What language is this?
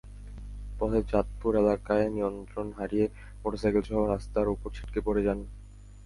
Bangla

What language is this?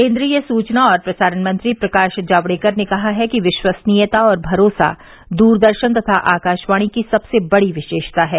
Hindi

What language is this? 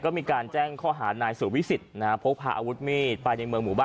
Thai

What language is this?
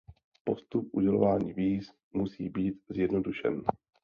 Czech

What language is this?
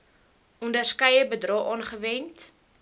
Afrikaans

